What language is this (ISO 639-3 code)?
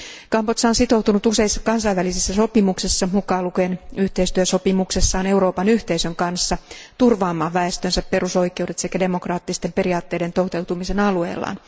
fin